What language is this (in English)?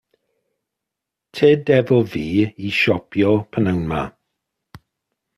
Welsh